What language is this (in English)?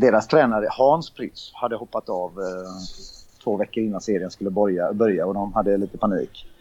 Swedish